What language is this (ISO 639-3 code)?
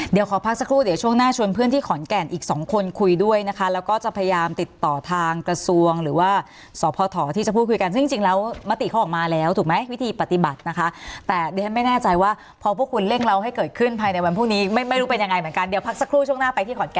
tha